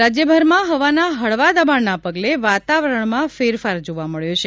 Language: Gujarati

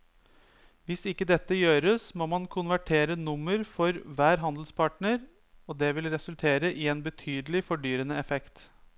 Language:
Norwegian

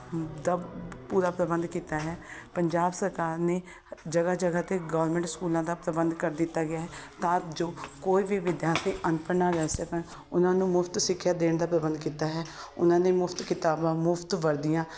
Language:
Punjabi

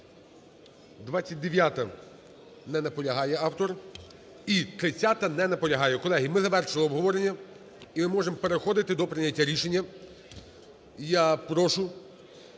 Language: Ukrainian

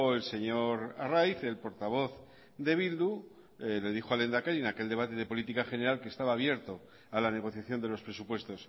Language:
Spanish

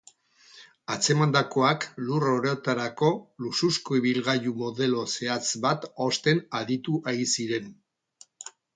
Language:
Basque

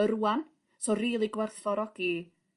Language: Welsh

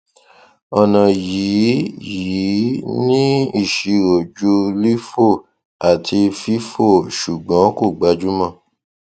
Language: Yoruba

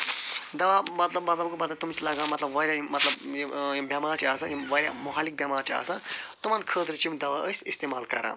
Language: Kashmiri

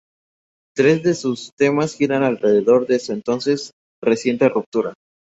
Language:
Spanish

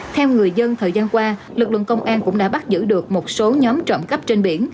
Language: Vietnamese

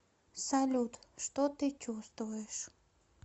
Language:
Russian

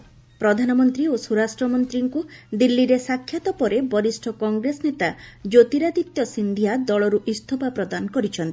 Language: Odia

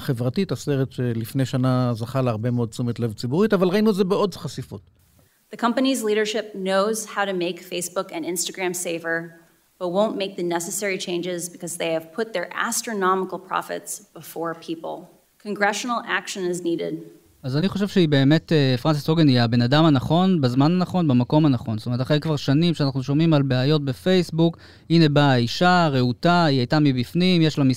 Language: Hebrew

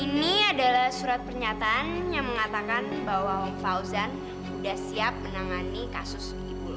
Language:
Indonesian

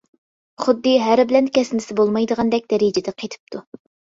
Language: Uyghur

